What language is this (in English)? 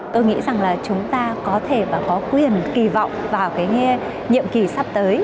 Vietnamese